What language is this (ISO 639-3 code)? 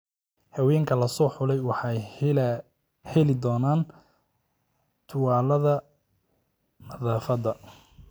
som